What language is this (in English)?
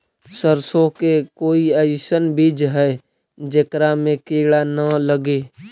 Magahi